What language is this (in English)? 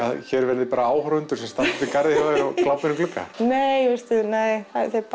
Icelandic